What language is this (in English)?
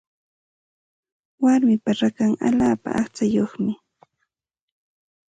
Santa Ana de Tusi Pasco Quechua